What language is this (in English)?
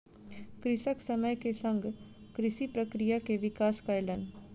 Maithili